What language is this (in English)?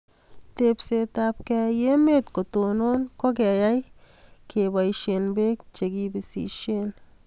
Kalenjin